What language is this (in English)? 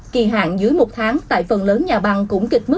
Vietnamese